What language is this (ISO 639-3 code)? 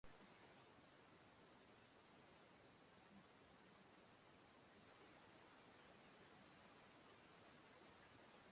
eus